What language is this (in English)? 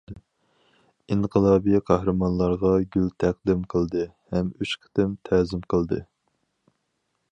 Uyghur